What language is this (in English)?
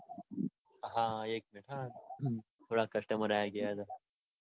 Gujarati